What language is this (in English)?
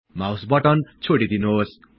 Nepali